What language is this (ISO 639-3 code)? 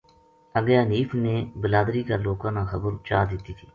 gju